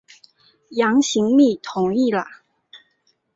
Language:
Chinese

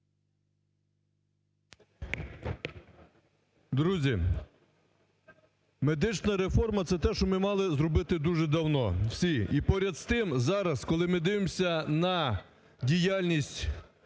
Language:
Ukrainian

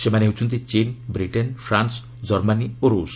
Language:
Odia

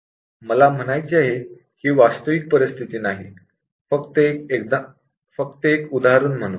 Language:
Marathi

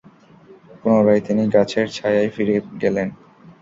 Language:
Bangla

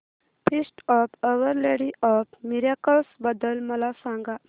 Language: Marathi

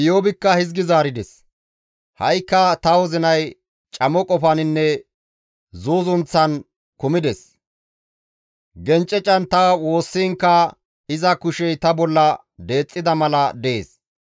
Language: Gamo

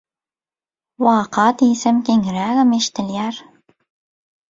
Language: Turkmen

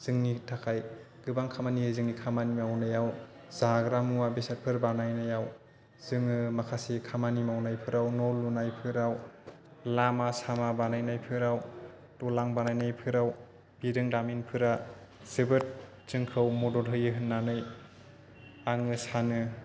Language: Bodo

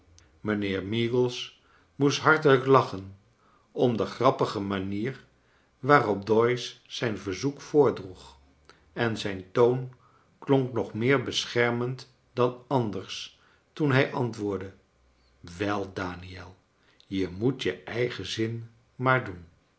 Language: Dutch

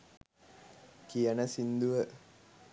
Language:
Sinhala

